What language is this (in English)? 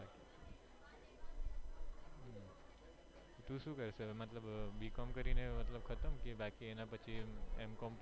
Gujarati